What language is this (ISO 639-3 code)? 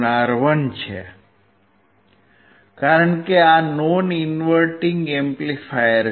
guj